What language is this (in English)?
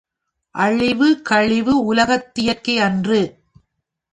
Tamil